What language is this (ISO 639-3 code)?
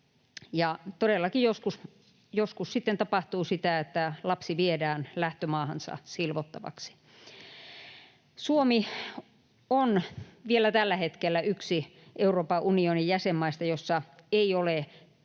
fin